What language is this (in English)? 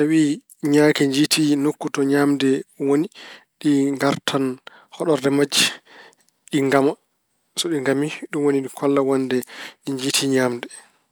Fula